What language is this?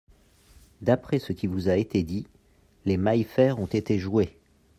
French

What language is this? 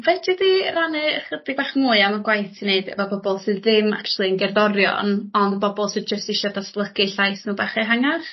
Welsh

